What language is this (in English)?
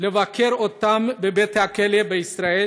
Hebrew